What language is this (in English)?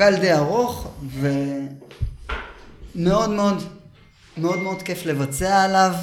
Hebrew